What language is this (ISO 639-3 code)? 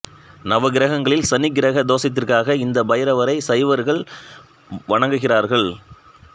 tam